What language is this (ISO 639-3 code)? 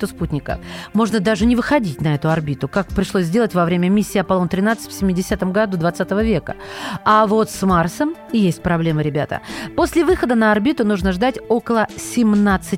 rus